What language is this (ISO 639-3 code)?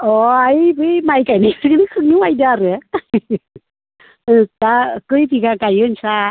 brx